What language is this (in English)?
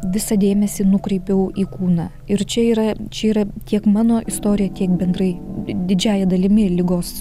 Lithuanian